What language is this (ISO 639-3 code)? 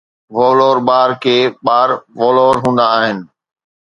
snd